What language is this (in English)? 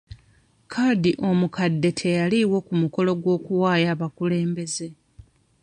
Ganda